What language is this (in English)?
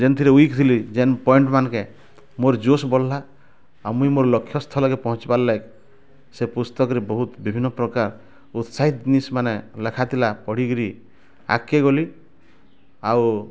Odia